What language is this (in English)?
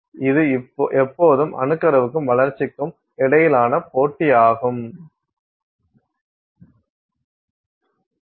Tamil